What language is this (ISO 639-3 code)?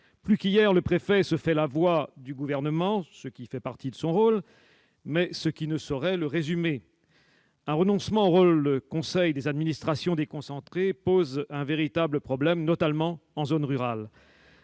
fra